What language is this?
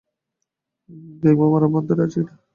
Bangla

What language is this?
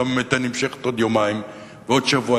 Hebrew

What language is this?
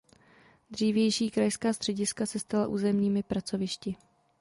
Czech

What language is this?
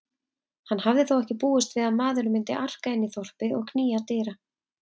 Icelandic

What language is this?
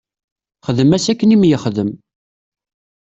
Kabyle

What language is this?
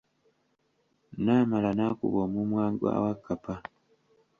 Ganda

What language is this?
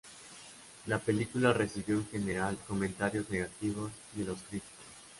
Spanish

